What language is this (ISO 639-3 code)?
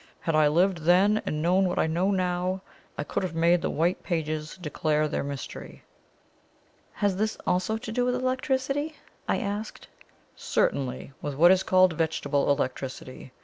eng